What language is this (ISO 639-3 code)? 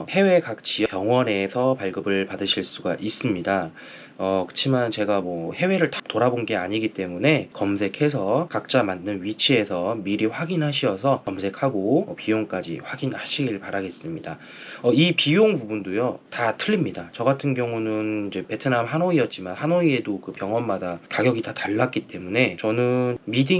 kor